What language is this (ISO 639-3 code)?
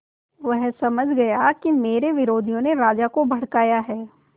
hin